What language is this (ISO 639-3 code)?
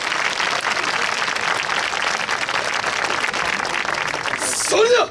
jpn